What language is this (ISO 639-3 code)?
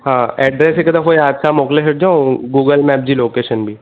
snd